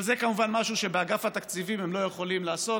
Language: Hebrew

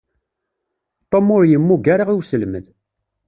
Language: Kabyle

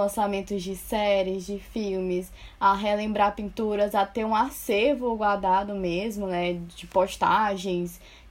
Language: Portuguese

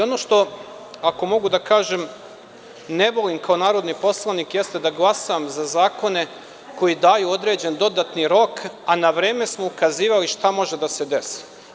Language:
Serbian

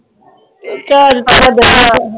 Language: Punjabi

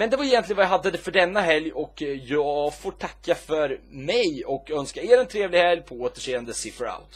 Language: Swedish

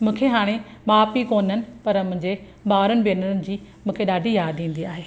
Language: Sindhi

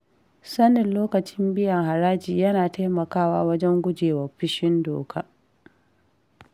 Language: Hausa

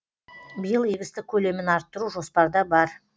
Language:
Kazakh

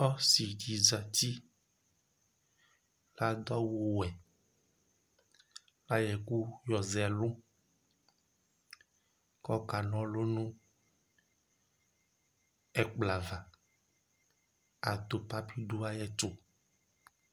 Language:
Ikposo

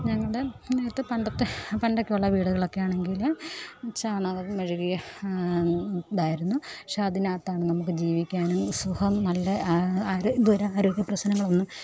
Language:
Malayalam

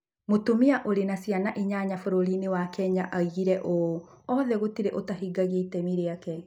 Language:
Kikuyu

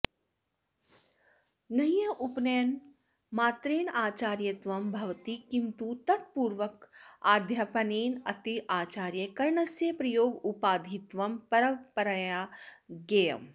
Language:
Sanskrit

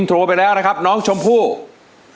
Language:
Thai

